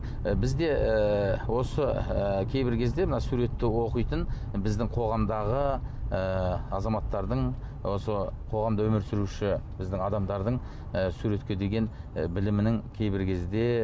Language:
Kazakh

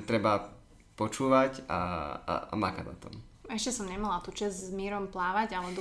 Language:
Slovak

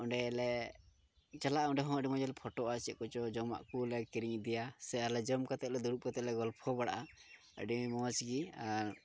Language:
Santali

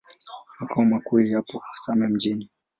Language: Swahili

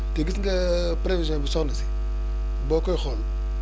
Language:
Wolof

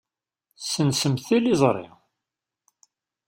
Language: Kabyle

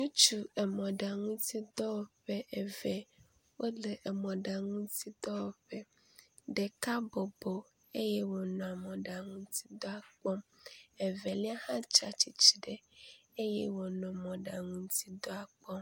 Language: Ewe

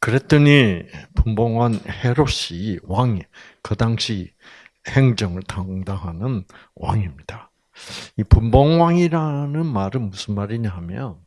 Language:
Korean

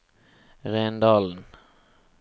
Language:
Norwegian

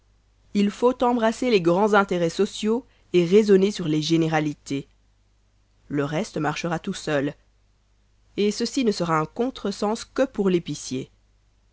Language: French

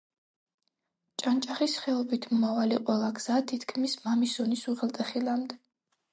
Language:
Georgian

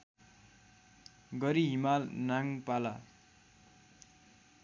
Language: Nepali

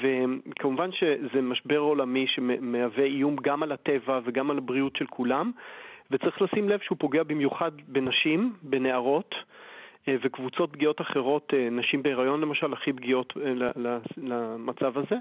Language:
Hebrew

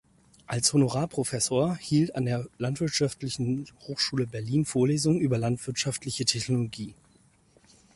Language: German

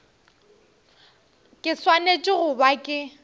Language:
Northern Sotho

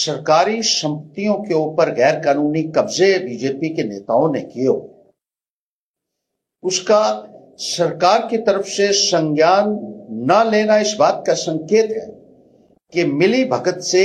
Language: Urdu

